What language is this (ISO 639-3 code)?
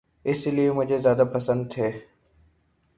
urd